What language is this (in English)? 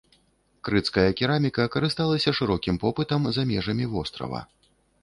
Belarusian